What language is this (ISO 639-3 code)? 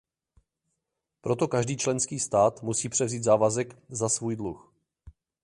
ces